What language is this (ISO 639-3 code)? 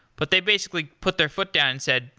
eng